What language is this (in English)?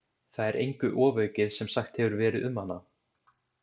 Icelandic